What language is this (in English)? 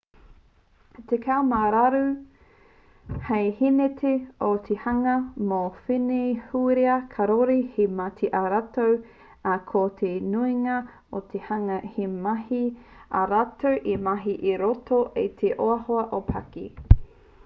Māori